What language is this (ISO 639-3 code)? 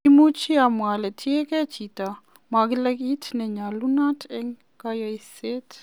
kln